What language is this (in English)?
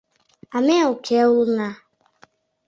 Mari